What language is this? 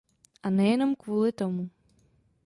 Czech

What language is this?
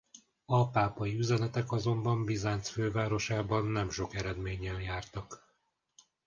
Hungarian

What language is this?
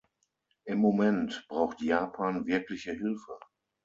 German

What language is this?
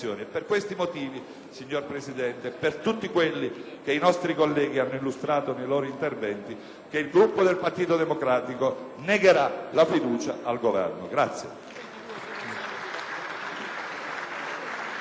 Italian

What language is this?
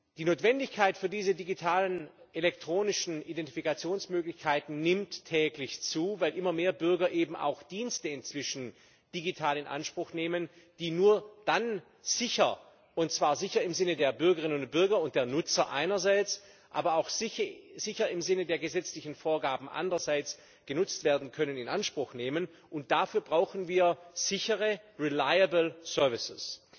German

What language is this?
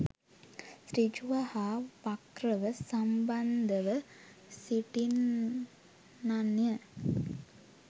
Sinhala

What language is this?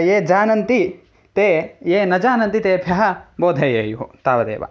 Sanskrit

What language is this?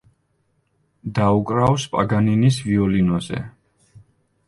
Georgian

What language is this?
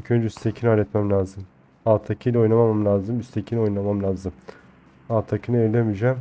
Turkish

